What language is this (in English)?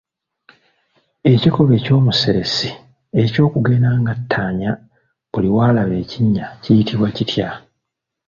Ganda